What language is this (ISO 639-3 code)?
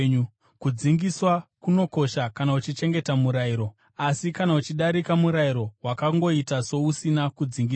sna